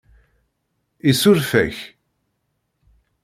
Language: Kabyle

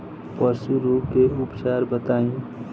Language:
Bhojpuri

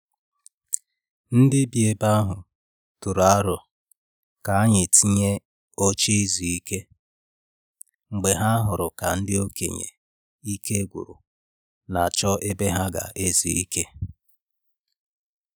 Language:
Igbo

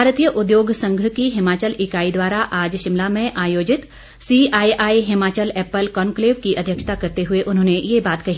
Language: Hindi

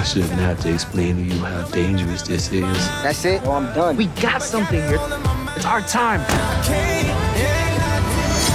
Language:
English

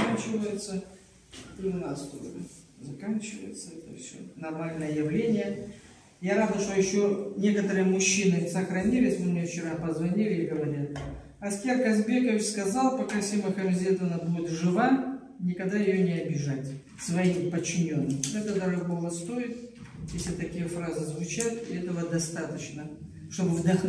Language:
Russian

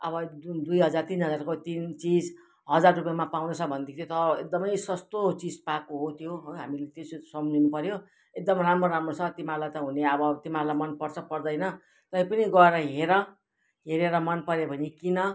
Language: Nepali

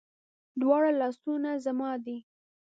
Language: Pashto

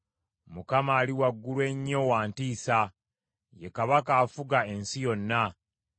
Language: Ganda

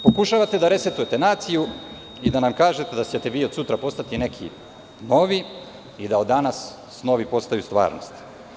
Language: Serbian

